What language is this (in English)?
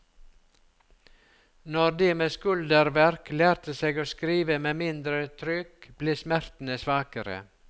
Norwegian